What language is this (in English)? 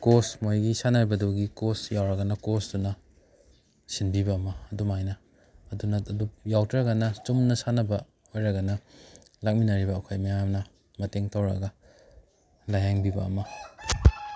Manipuri